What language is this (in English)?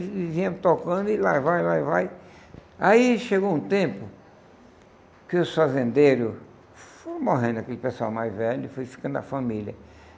Portuguese